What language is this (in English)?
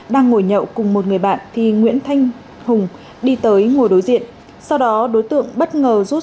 Vietnamese